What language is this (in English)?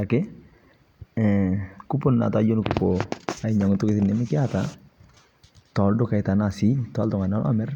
Masai